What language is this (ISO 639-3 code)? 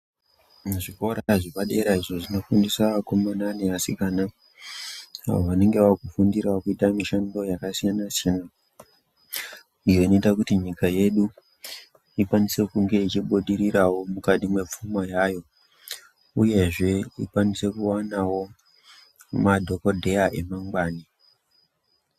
ndc